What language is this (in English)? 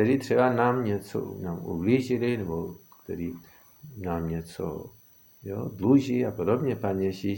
Czech